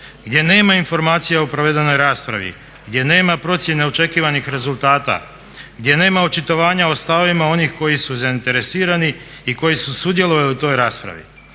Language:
Croatian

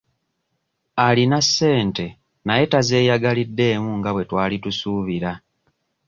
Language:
Ganda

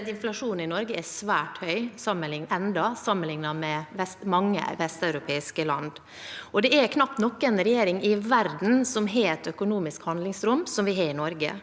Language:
Norwegian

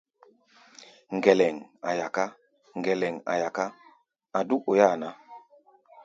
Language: Gbaya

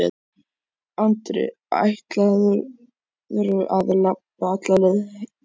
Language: Icelandic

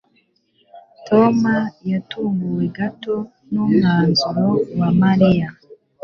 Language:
Kinyarwanda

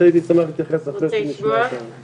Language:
Hebrew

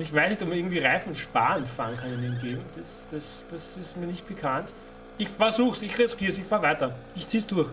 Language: German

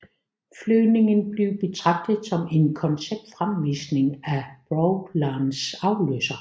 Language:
Danish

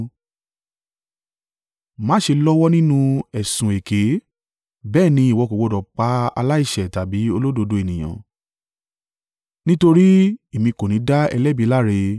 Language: Yoruba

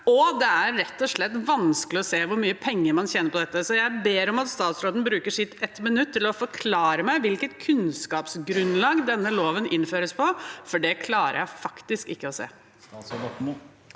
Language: Norwegian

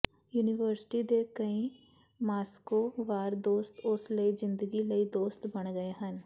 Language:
Punjabi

